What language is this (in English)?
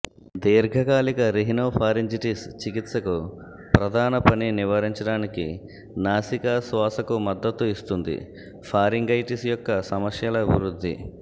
Telugu